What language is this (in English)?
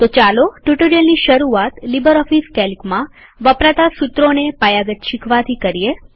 Gujarati